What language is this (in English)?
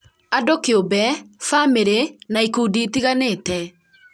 Kikuyu